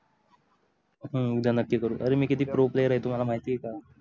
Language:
Marathi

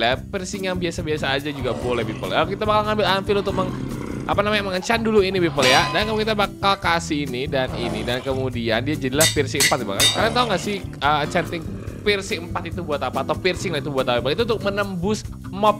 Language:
Indonesian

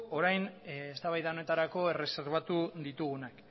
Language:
Basque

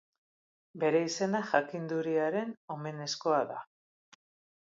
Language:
Basque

